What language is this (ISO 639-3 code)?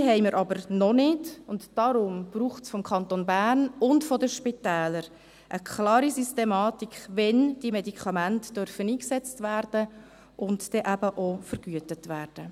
gsw